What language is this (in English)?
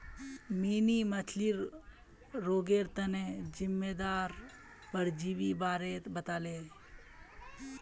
Magahi